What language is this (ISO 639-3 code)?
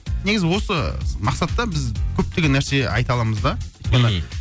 kaz